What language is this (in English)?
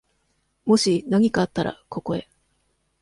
Japanese